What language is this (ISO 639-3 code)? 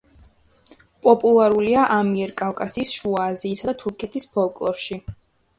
kat